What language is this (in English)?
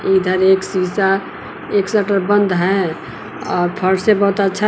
Hindi